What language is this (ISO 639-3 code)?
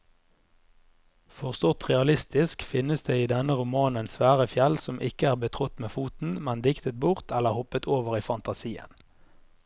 nor